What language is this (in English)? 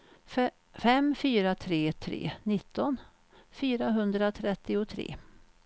Swedish